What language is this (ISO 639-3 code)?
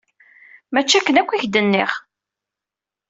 kab